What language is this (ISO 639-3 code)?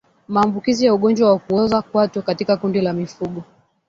swa